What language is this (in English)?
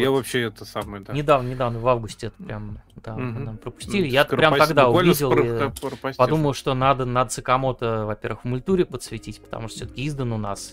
Russian